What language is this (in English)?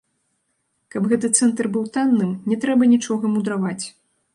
Belarusian